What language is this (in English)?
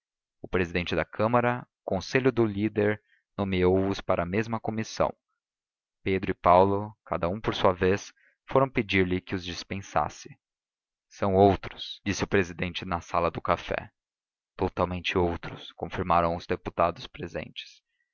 Portuguese